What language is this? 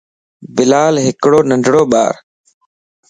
Lasi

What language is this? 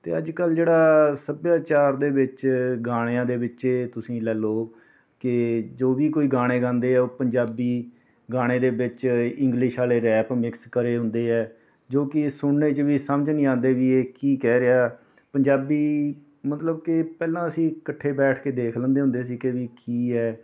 Punjabi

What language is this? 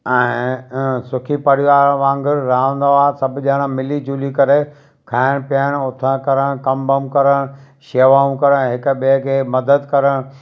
Sindhi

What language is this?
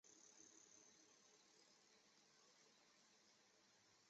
Chinese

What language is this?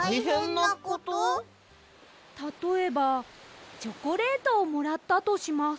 Japanese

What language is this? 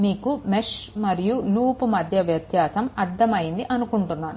Telugu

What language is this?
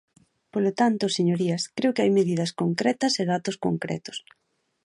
Galician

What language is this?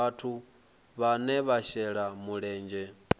Venda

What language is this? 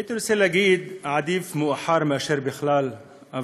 Hebrew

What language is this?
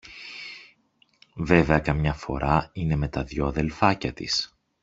Greek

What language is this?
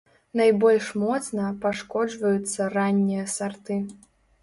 Belarusian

